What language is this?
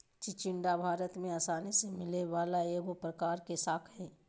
Magahi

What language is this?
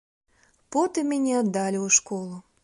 Belarusian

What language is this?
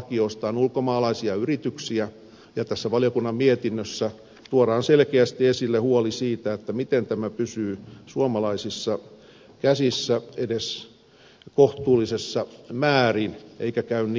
Finnish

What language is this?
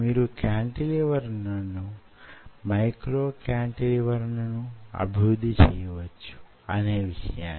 Telugu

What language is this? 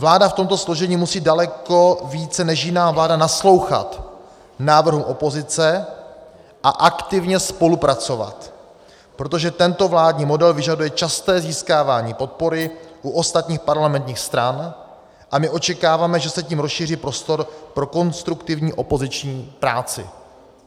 Czech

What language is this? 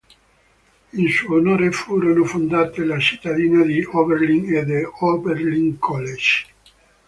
Italian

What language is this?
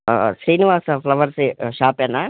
Telugu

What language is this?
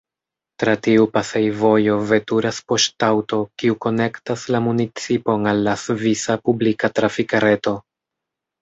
Esperanto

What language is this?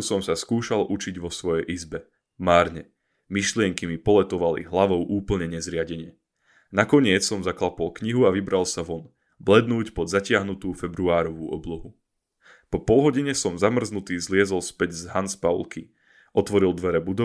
Slovak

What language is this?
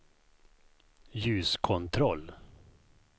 Swedish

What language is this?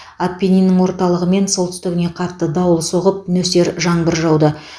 Kazakh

